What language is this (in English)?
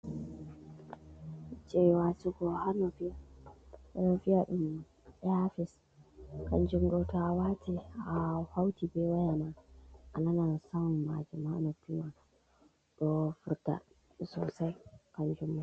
Fula